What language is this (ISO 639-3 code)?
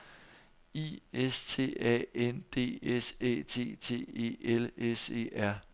dan